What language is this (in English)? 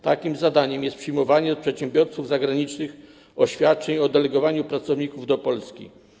Polish